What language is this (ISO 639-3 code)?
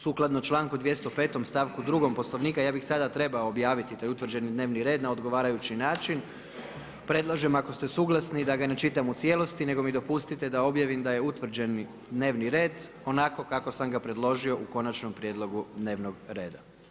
hrv